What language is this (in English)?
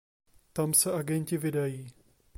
Czech